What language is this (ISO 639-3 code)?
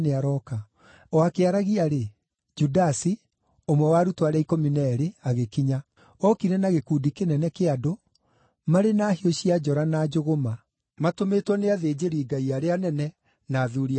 kik